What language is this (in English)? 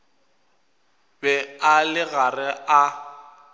Northern Sotho